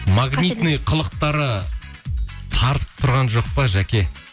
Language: Kazakh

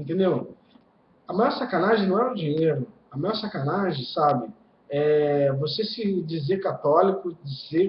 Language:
Portuguese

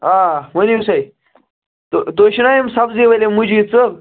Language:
Kashmiri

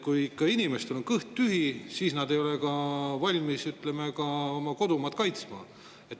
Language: Estonian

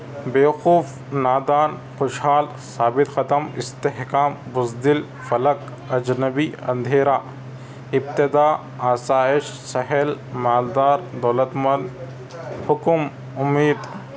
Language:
Urdu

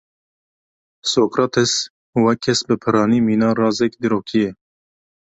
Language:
Kurdish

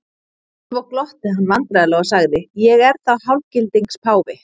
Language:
Icelandic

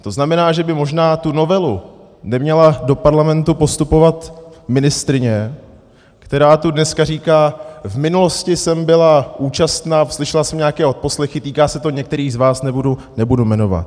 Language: Czech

